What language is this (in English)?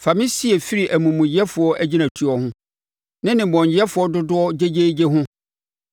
Akan